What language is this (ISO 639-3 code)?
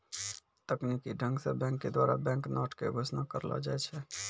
mai